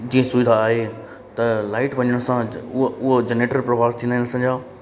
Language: Sindhi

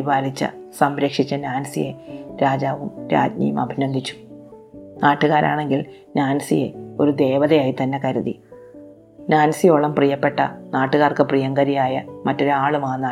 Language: Malayalam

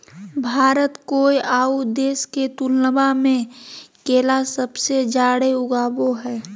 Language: Magahi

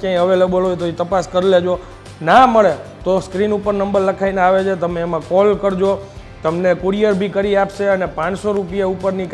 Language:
Gujarati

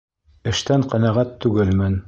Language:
Bashkir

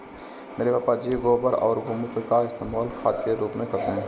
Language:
Hindi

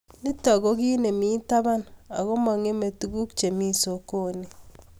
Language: Kalenjin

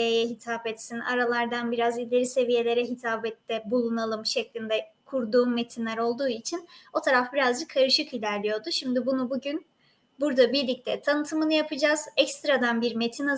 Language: Turkish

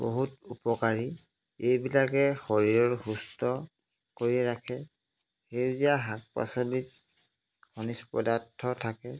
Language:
Assamese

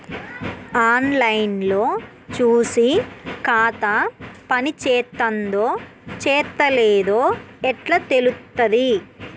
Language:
Telugu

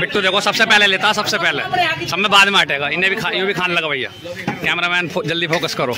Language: Hindi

